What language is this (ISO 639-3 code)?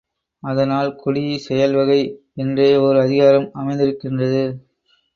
tam